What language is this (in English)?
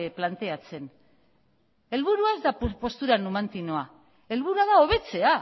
Basque